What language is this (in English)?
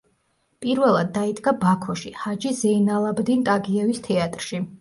Georgian